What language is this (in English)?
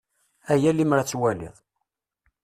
Kabyle